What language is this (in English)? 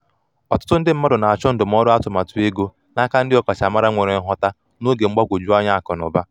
Igbo